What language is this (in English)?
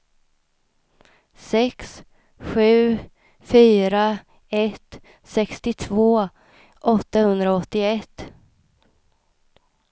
Swedish